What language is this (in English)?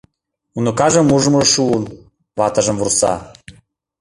Mari